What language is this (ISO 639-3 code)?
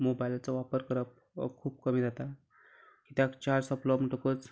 kok